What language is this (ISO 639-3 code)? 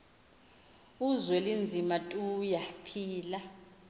xho